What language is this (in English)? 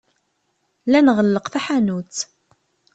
Kabyle